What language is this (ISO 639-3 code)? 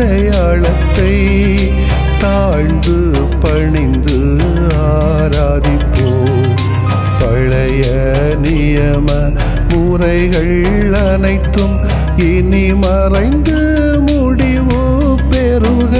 tam